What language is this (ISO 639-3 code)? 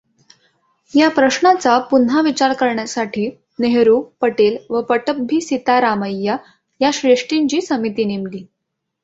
mar